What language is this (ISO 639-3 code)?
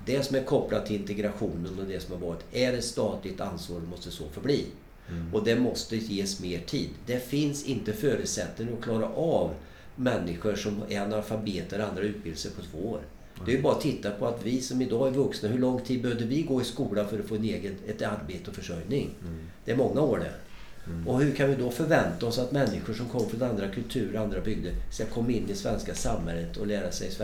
swe